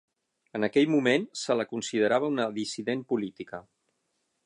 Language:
Catalan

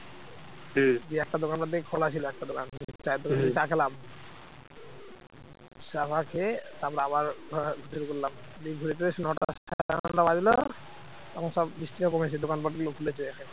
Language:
Bangla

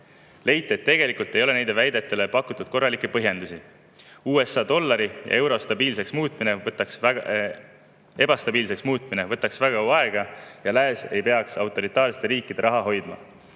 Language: Estonian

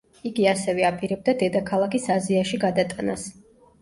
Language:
Georgian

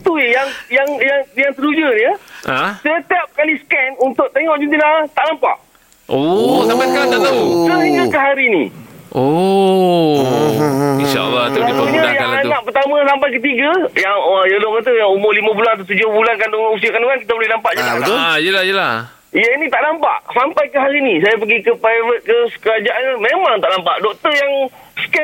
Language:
Malay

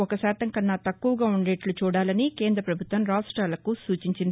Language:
Telugu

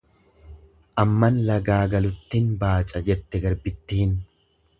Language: Oromo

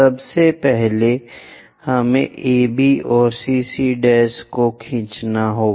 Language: Hindi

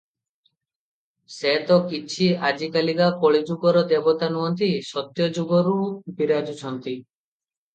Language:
Odia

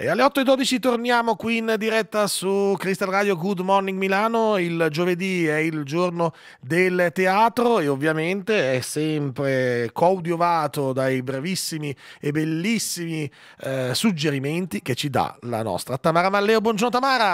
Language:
Italian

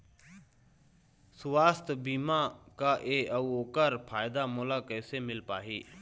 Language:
Chhattisgarhi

